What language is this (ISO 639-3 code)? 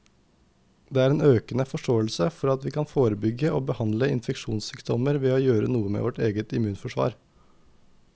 nor